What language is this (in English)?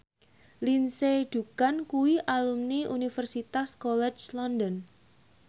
Javanese